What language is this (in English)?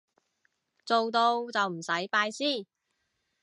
Cantonese